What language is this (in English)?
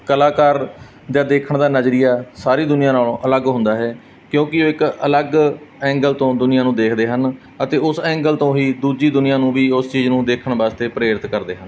Punjabi